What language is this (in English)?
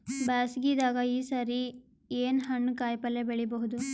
Kannada